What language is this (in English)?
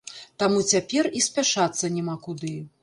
Belarusian